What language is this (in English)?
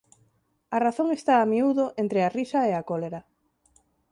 Galician